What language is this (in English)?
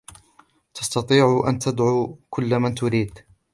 Arabic